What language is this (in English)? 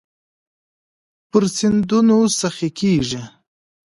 Pashto